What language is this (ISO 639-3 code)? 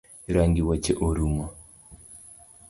luo